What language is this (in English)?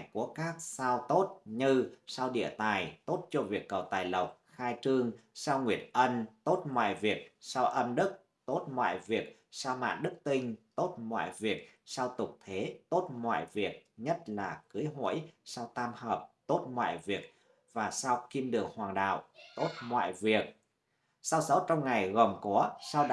Vietnamese